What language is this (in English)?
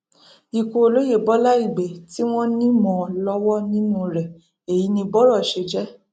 Yoruba